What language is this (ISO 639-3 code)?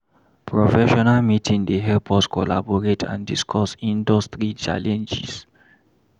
pcm